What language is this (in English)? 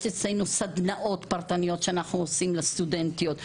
Hebrew